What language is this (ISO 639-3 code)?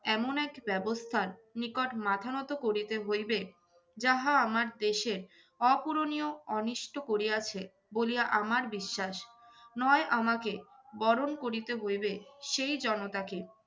ben